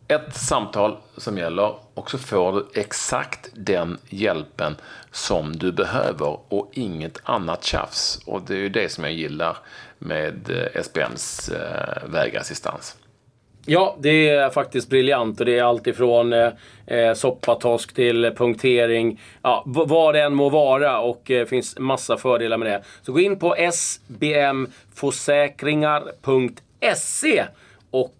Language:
Swedish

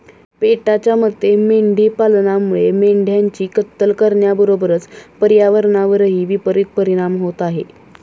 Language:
Marathi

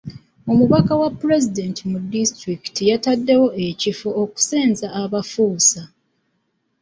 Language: Ganda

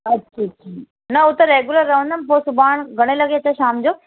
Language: Sindhi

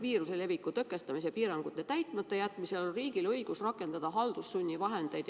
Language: Estonian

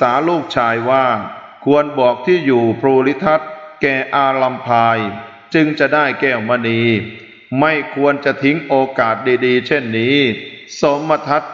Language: Thai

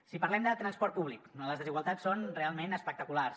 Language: Catalan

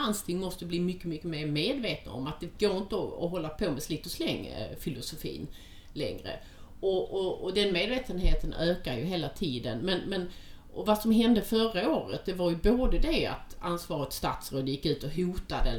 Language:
Swedish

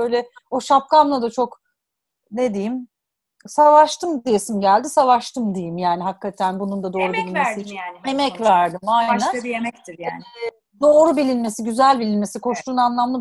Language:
Turkish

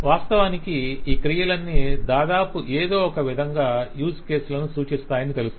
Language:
Telugu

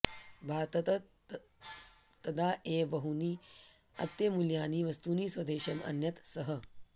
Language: Sanskrit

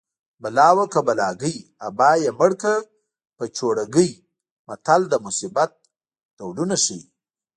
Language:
Pashto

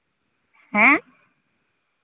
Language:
Santali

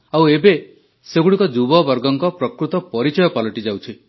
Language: Odia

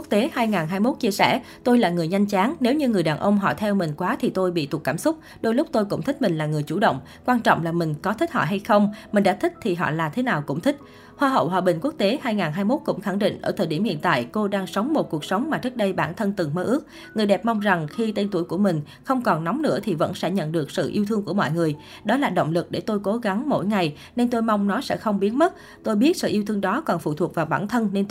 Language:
Vietnamese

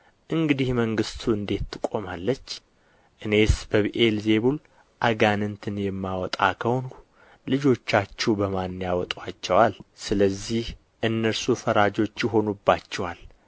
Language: Amharic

